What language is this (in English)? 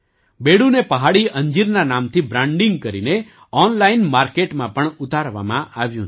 Gujarati